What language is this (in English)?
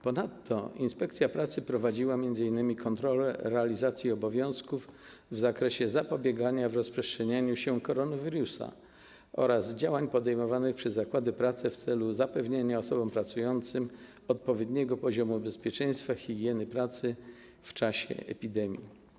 Polish